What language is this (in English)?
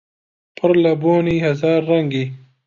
Central Kurdish